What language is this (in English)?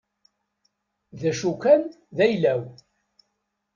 Kabyle